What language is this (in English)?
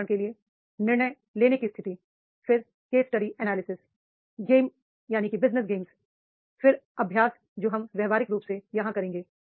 Hindi